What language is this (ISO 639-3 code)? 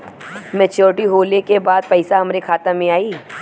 bho